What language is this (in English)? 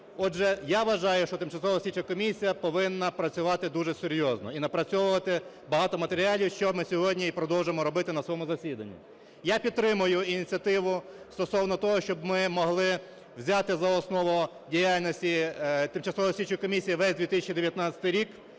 Ukrainian